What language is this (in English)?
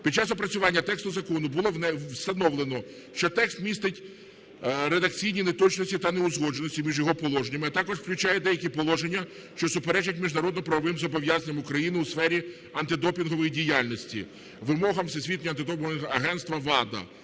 Ukrainian